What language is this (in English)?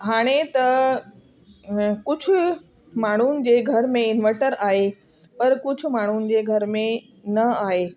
Sindhi